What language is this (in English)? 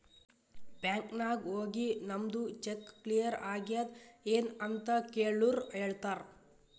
Kannada